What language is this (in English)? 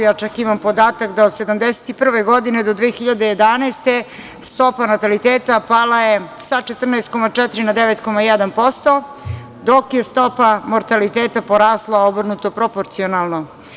Serbian